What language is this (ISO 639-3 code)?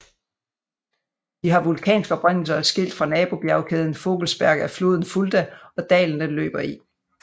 dan